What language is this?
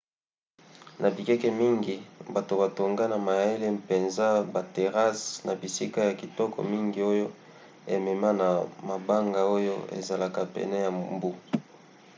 Lingala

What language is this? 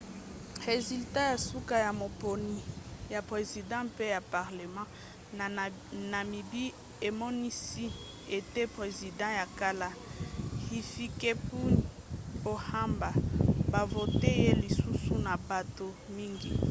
Lingala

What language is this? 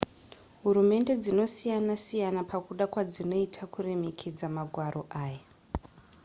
Shona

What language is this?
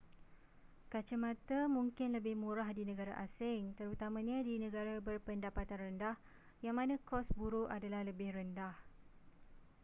Malay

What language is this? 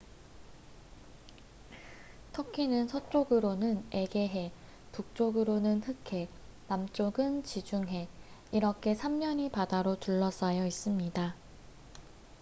Korean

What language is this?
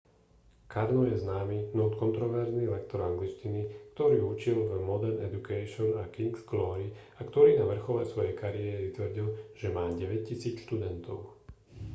Slovak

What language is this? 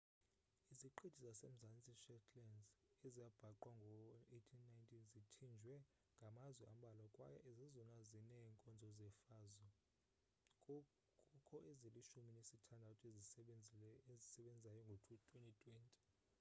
Xhosa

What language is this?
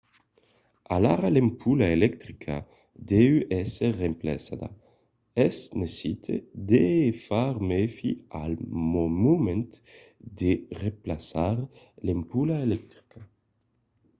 Occitan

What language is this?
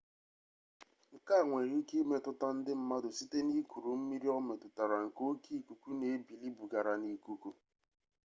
Igbo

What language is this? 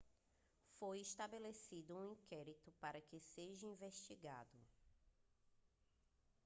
Portuguese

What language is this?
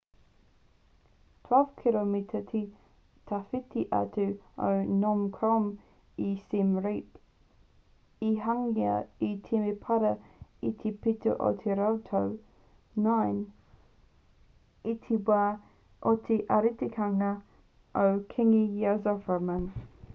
Māori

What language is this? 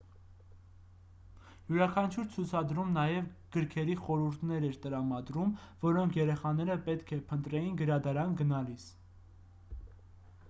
Armenian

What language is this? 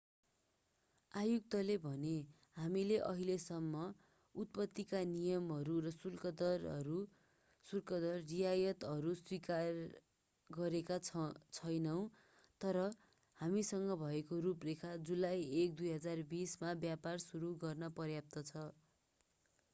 Nepali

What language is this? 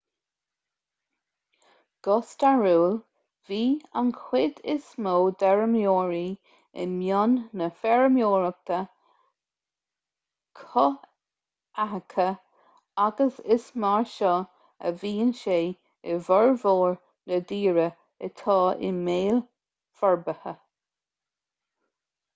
Irish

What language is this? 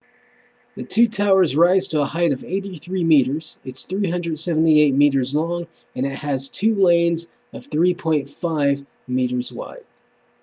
English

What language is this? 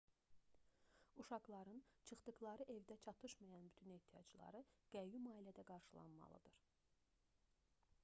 Azerbaijani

